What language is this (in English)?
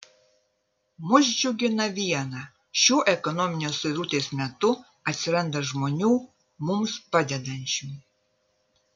Lithuanian